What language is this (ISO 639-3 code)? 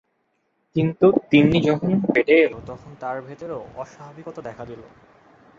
ben